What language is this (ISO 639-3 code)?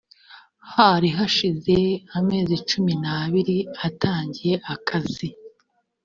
kin